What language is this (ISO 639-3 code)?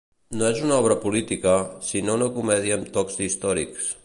cat